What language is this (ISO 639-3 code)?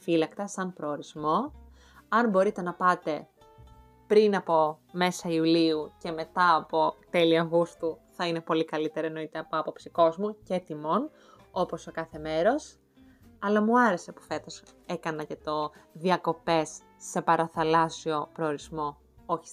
ell